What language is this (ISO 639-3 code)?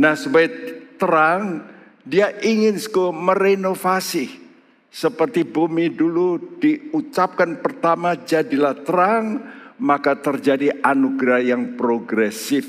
ind